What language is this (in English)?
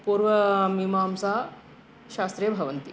Sanskrit